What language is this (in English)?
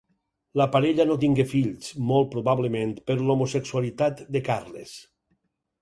Catalan